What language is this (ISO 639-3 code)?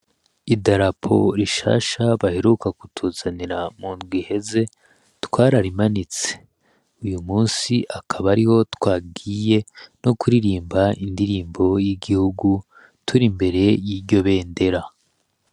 run